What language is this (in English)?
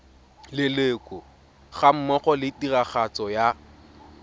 Tswana